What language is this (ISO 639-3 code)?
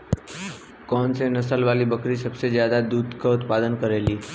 bho